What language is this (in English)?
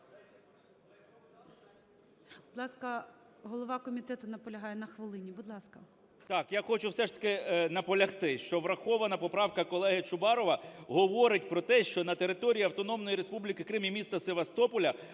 Ukrainian